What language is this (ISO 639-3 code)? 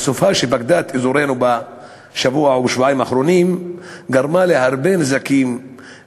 heb